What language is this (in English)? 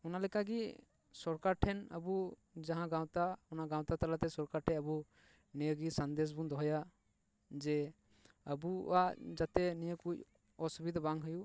Santali